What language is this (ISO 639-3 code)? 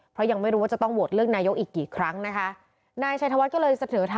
tha